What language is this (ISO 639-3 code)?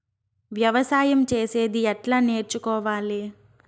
tel